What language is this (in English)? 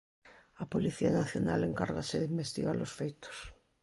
Galician